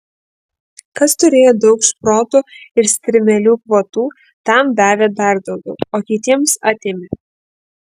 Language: Lithuanian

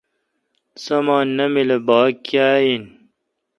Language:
Kalkoti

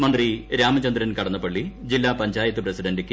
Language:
Malayalam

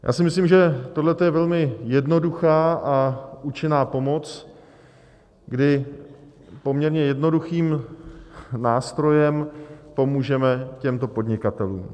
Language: Czech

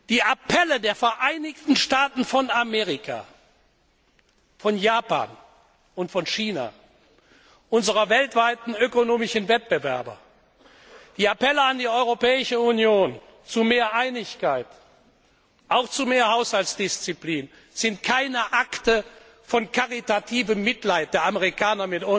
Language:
German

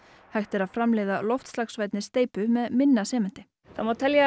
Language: Icelandic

